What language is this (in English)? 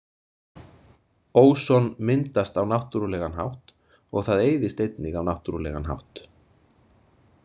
Icelandic